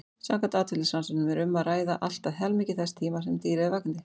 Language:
Icelandic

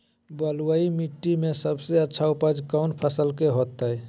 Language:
Magahi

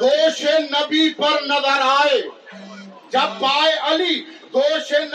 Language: Urdu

